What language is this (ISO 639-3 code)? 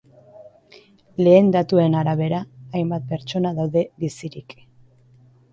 eus